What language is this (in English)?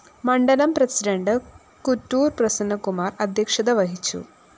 Malayalam